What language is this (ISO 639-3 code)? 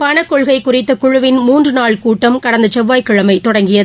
tam